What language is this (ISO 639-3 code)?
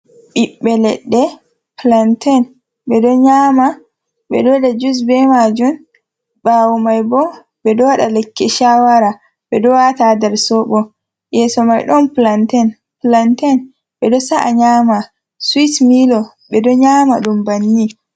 ful